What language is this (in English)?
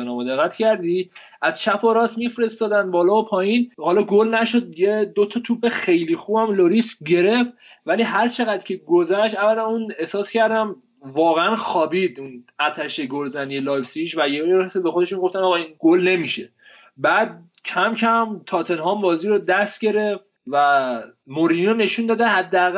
Persian